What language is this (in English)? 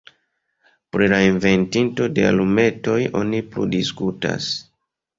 Esperanto